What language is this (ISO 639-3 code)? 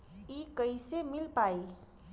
bho